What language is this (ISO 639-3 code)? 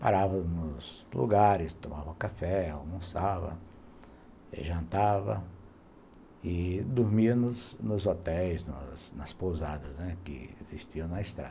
por